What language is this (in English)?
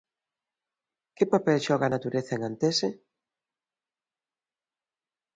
Galician